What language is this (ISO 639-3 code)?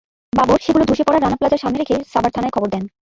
ben